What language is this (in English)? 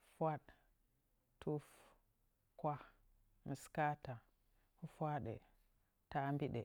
Nzanyi